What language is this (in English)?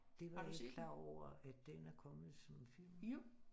Danish